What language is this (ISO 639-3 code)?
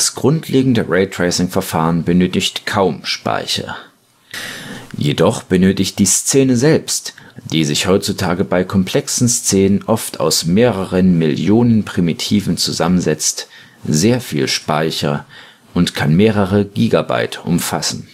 deu